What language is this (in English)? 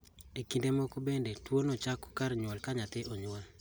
Luo (Kenya and Tanzania)